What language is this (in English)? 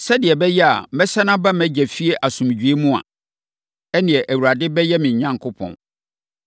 Akan